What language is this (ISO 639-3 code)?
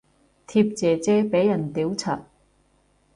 yue